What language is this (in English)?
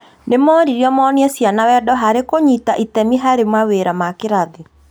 Kikuyu